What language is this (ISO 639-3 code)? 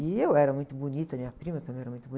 por